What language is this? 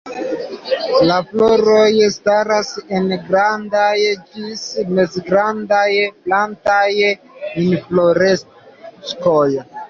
Esperanto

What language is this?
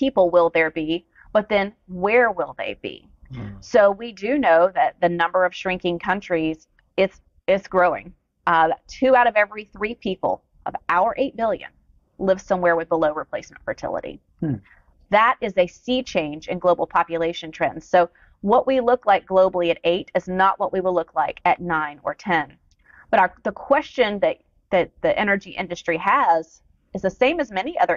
English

